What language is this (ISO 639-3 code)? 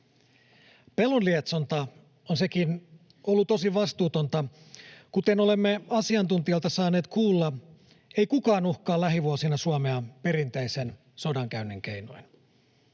fin